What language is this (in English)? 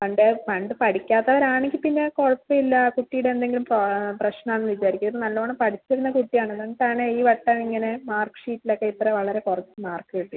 Malayalam